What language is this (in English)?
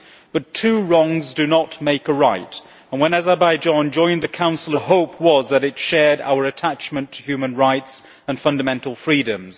English